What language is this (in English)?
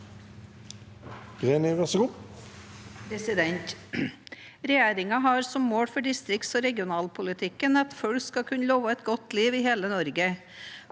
Norwegian